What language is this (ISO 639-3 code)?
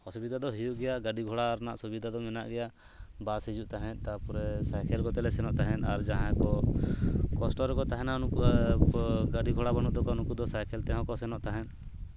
sat